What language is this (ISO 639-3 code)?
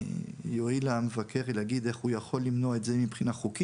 heb